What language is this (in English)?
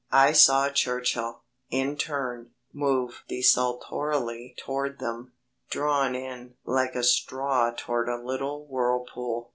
English